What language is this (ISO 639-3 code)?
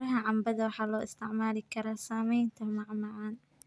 som